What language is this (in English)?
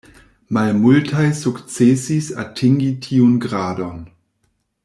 Esperanto